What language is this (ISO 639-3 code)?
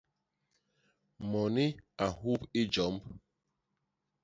bas